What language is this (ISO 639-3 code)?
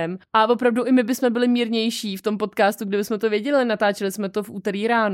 ces